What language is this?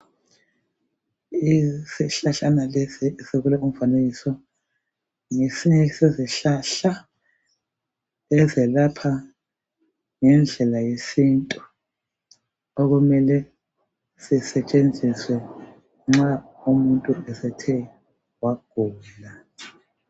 North Ndebele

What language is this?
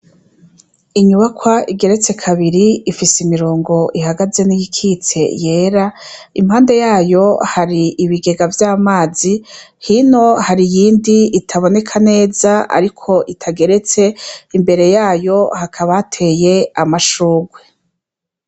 Rundi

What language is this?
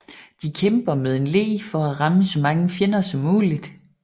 Danish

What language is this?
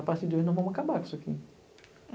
Portuguese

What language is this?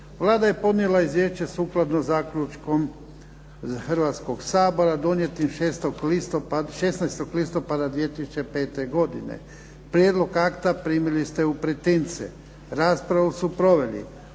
Croatian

